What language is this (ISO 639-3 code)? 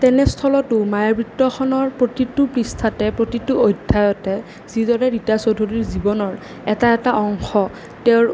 asm